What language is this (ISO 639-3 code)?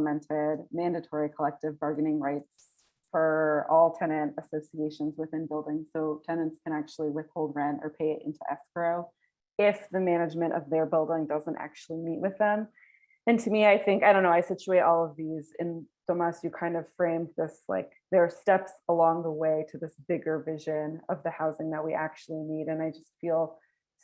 eng